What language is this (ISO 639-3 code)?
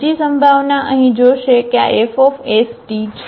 guj